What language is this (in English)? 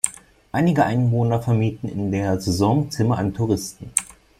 German